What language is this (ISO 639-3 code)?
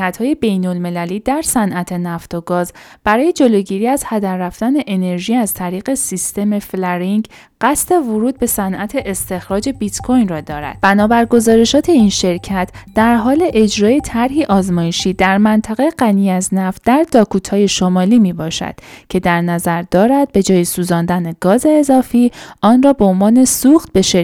fas